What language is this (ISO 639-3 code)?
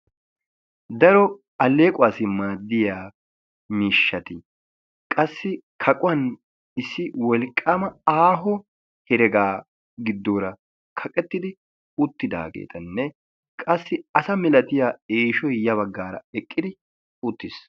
wal